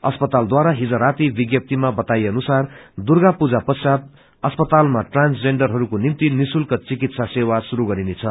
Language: Nepali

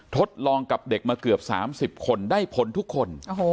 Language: Thai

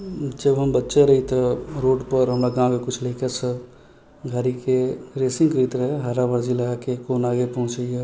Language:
Maithili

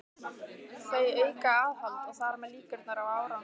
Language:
Icelandic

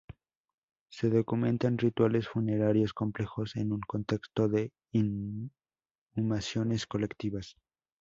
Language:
Spanish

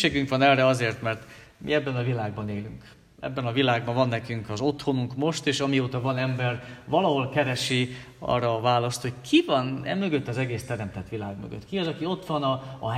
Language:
Hungarian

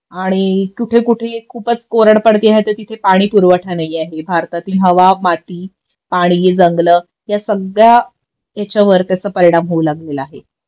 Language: Marathi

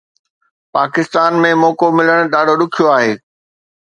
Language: Sindhi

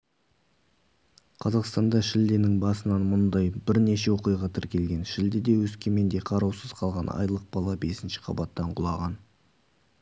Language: Kazakh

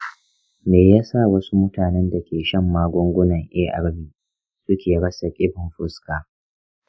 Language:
Hausa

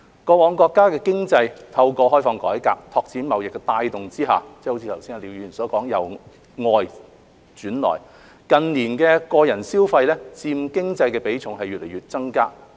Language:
Cantonese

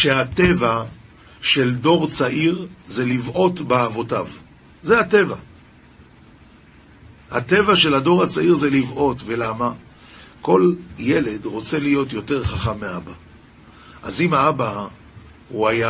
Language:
Hebrew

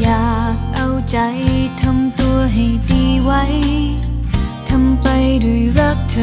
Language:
Thai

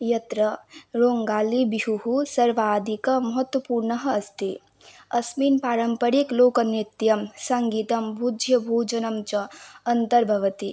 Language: Sanskrit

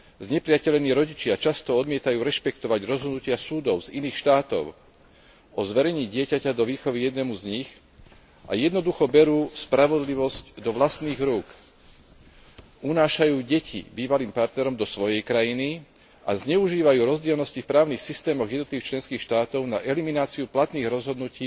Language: Slovak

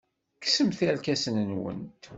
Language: Kabyle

